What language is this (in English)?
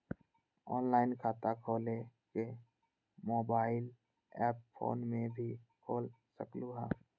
Magahi